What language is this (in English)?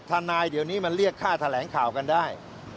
Thai